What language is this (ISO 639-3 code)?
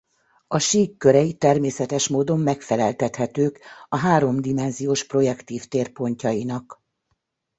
hun